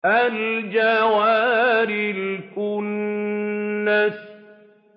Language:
Arabic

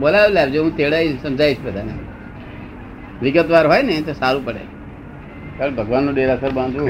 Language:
Gujarati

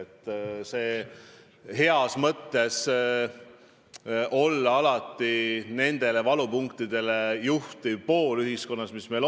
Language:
Estonian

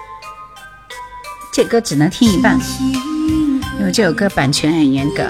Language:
Chinese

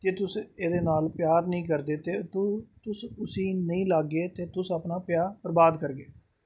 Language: Dogri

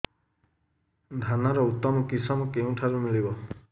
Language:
Odia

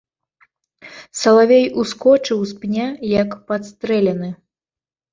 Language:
Belarusian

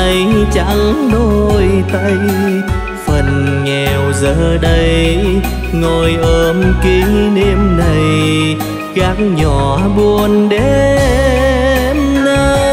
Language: Vietnamese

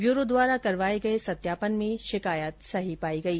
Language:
Hindi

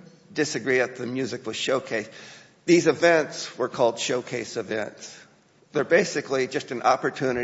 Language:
English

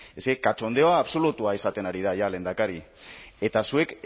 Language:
Basque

